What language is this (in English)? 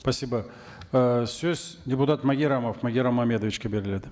Kazakh